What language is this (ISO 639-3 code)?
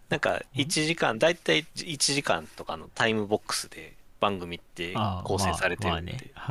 jpn